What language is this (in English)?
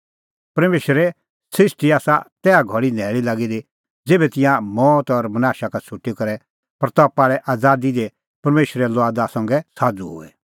Kullu Pahari